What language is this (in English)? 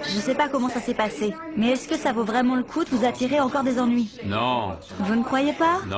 French